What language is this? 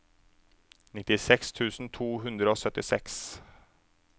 Norwegian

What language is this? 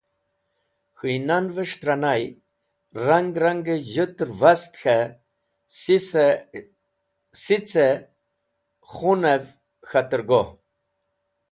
Wakhi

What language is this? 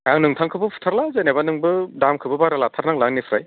Bodo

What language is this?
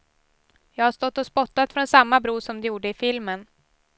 Swedish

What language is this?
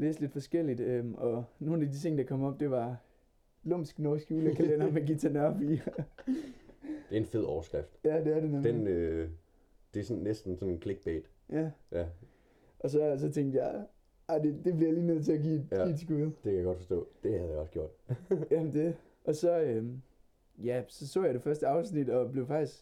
Danish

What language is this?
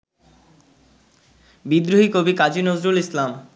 Bangla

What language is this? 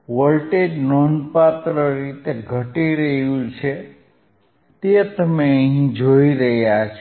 Gujarati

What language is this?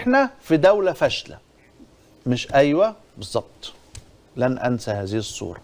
Arabic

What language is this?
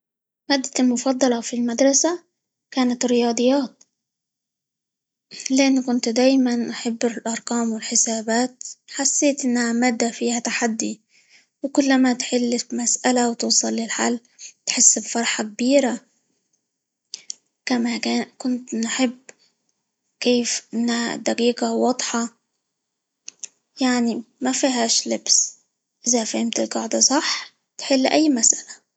Libyan Arabic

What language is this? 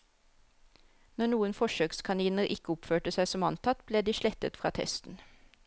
Norwegian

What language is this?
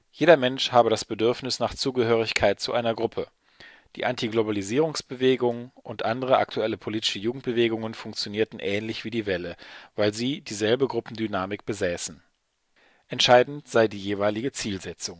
German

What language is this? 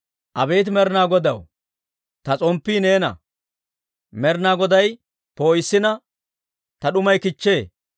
Dawro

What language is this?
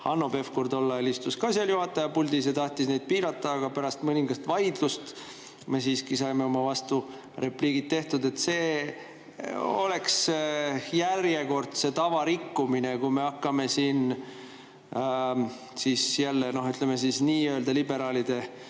Estonian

